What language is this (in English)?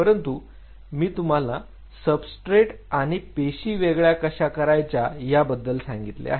Marathi